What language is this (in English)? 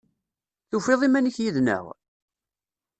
Kabyle